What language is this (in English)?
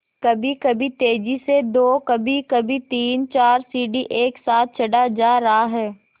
Hindi